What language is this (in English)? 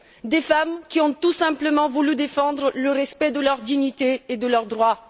French